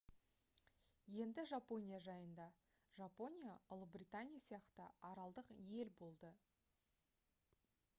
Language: Kazakh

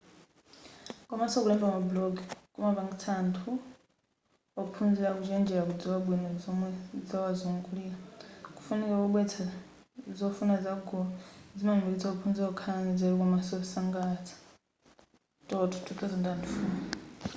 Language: Nyanja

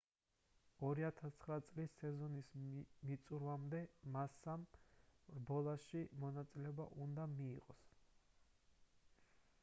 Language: Georgian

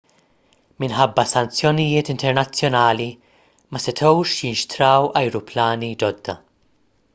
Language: Maltese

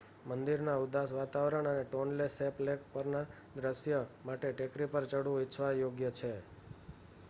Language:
Gujarati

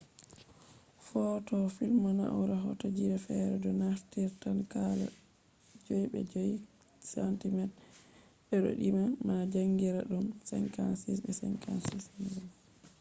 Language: Fula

